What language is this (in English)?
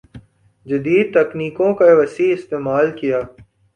Urdu